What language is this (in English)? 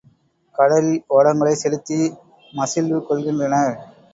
Tamil